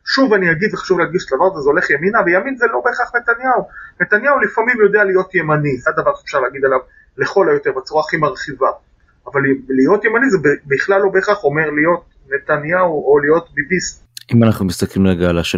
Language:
Hebrew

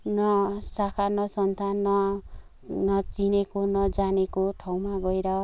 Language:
Nepali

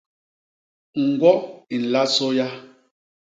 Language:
Basaa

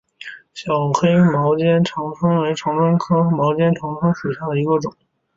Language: Chinese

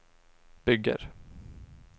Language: Swedish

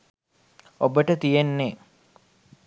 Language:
Sinhala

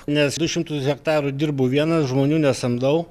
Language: Lithuanian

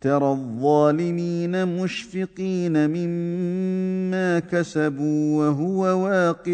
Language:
Arabic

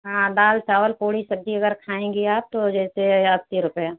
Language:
Hindi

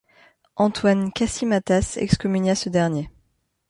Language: French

